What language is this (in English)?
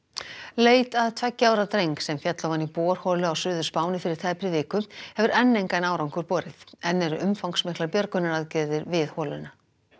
Icelandic